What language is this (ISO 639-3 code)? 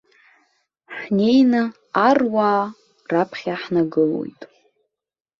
abk